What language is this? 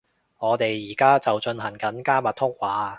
Cantonese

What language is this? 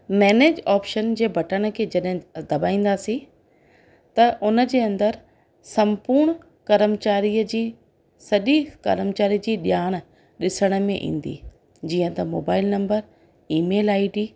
Sindhi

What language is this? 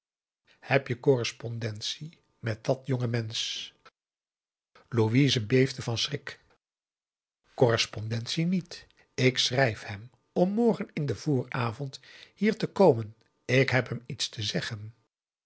Dutch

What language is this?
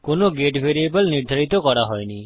Bangla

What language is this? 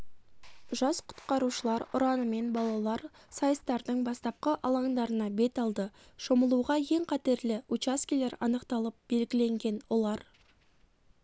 Kazakh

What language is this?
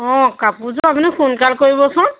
Assamese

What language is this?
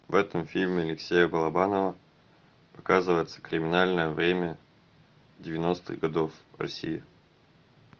Russian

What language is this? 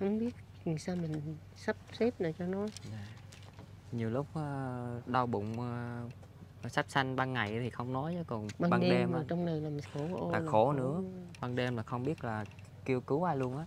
Vietnamese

